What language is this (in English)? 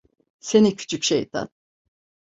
Turkish